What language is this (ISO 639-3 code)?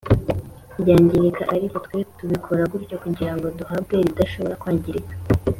kin